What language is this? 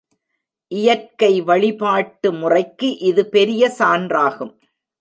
Tamil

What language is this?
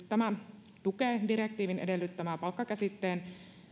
Finnish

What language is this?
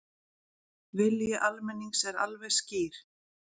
Icelandic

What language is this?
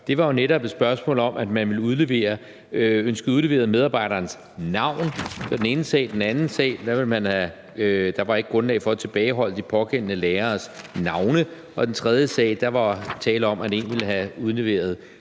Danish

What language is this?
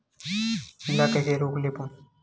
Chhattisgarhi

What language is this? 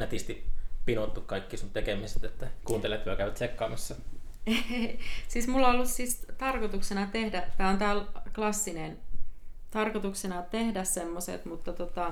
Finnish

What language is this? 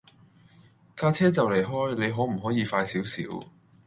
Cantonese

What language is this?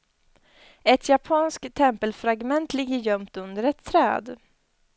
Swedish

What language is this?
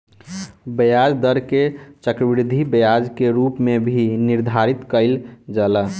Bhojpuri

